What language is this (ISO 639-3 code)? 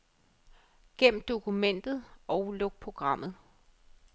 dan